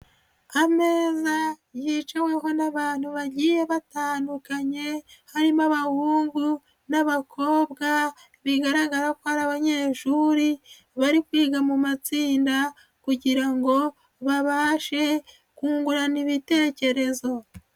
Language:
Kinyarwanda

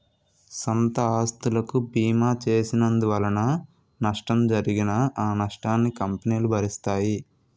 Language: Telugu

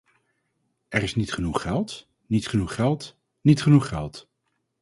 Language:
Dutch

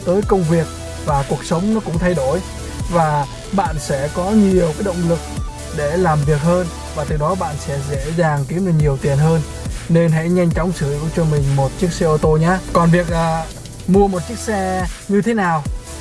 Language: Vietnamese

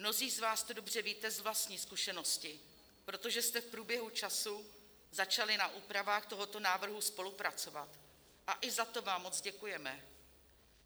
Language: Czech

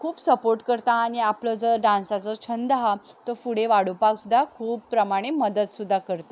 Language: Konkani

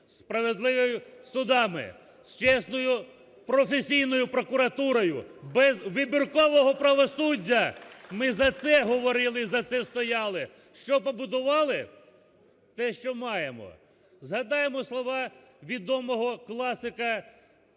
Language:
Ukrainian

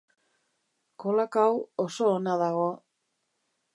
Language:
Basque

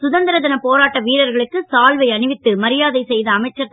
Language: Tamil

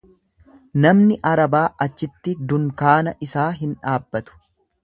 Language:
Oromo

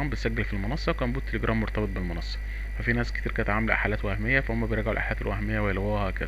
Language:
Arabic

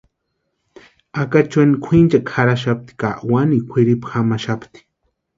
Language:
Western Highland Purepecha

